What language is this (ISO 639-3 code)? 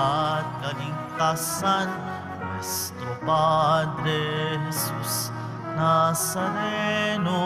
fil